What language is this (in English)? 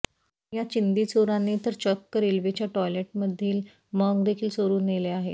Marathi